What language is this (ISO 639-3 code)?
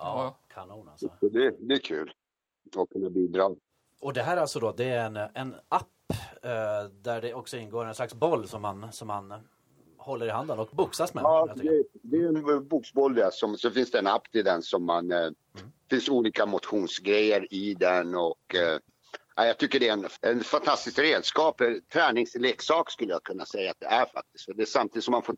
swe